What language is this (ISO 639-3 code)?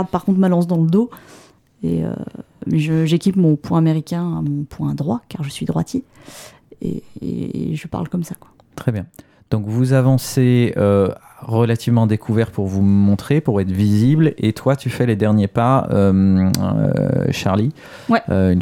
fra